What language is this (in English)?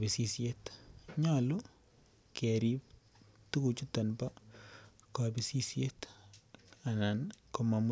Kalenjin